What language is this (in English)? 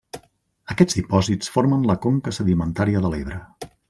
Catalan